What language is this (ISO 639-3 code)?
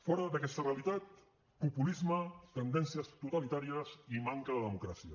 cat